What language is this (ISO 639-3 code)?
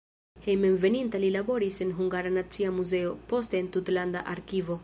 epo